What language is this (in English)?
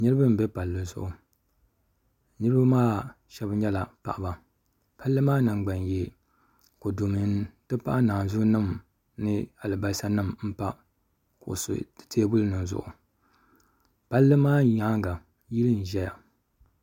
Dagbani